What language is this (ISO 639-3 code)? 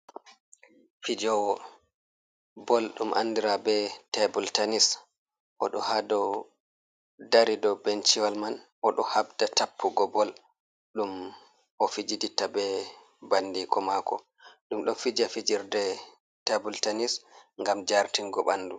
ful